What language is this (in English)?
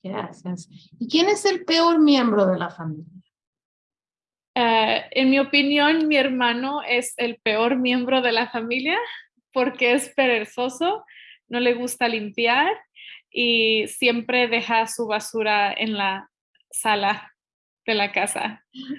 Spanish